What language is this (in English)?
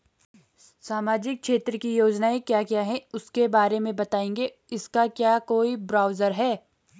Hindi